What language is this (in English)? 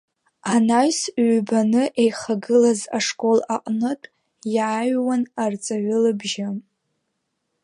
Abkhazian